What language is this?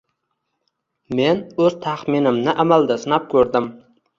Uzbek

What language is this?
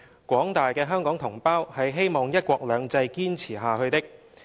Cantonese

